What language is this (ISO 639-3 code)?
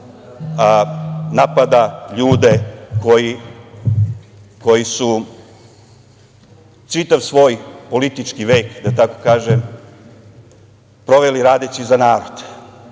srp